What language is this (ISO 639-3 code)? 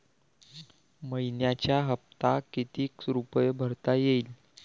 mar